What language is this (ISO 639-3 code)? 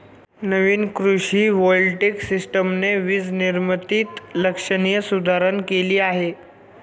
mar